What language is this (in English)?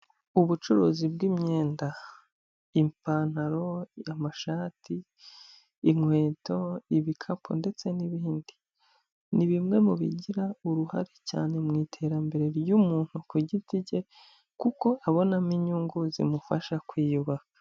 Kinyarwanda